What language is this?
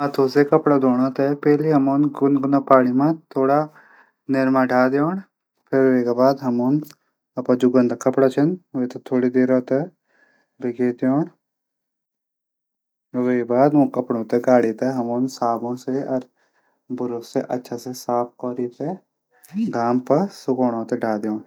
Garhwali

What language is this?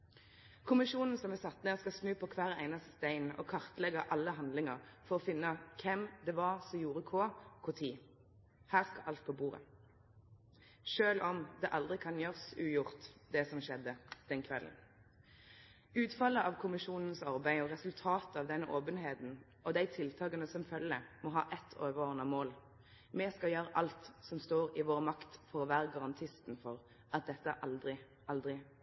Norwegian Nynorsk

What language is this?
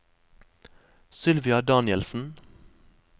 Norwegian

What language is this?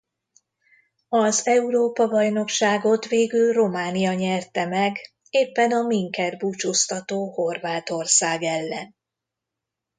Hungarian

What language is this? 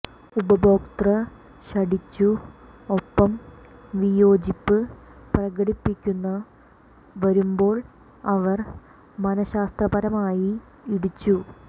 Malayalam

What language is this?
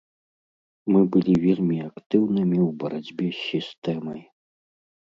Belarusian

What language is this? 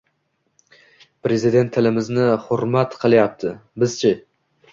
Uzbek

